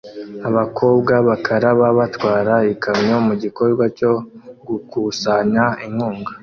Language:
Kinyarwanda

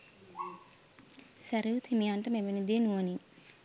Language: Sinhala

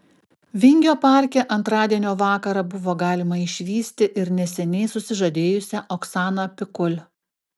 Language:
Lithuanian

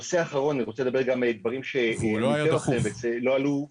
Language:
Hebrew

